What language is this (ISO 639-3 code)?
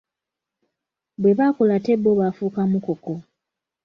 lug